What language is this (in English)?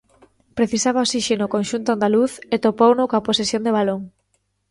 Galician